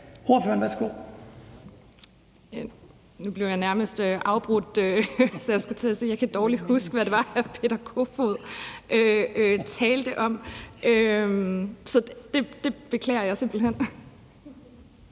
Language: Danish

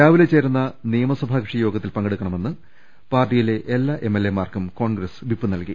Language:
Malayalam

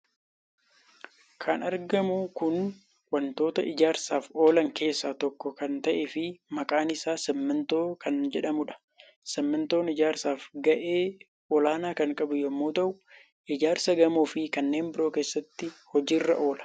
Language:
Oromo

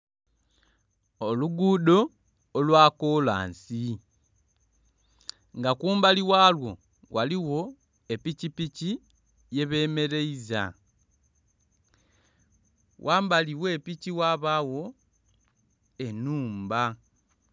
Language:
Soga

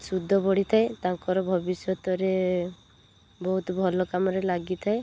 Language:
Odia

